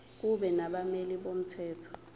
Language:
Zulu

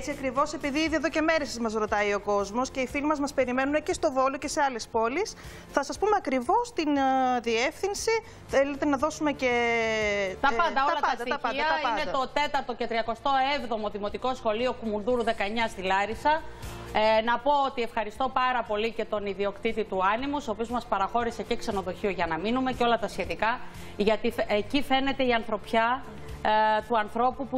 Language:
Greek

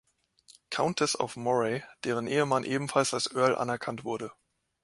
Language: German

